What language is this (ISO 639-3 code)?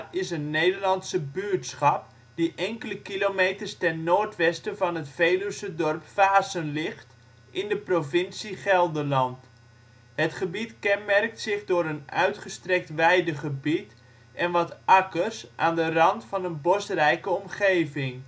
nld